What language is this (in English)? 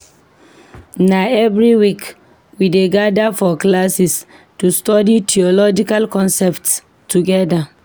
Nigerian Pidgin